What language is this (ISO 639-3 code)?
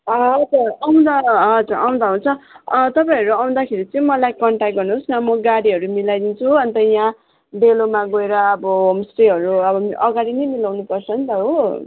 nep